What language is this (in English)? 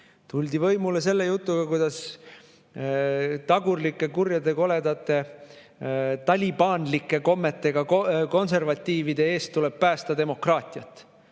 Estonian